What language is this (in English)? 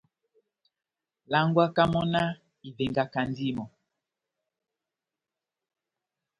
Batanga